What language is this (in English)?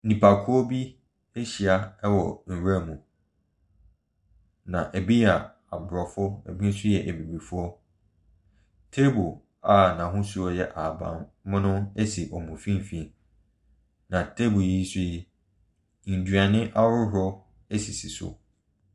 Akan